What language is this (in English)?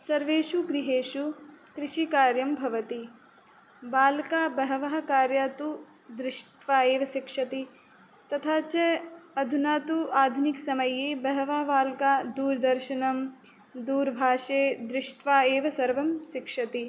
Sanskrit